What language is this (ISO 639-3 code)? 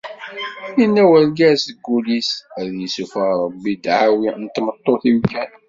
kab